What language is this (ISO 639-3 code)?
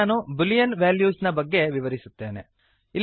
kan